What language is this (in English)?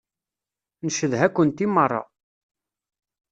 Kabyle